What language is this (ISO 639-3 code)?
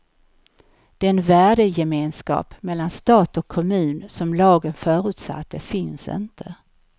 swe